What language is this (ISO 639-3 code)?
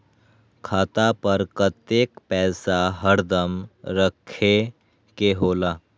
mag